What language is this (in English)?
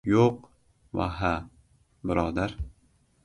Uzbek